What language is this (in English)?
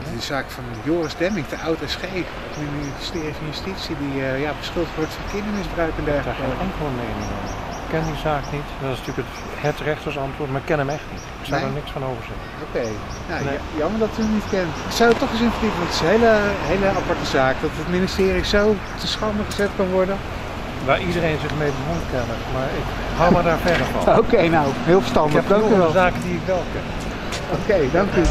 Dutch